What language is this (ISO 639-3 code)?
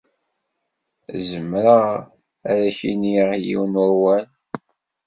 kab